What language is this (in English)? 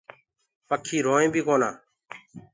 Gurgula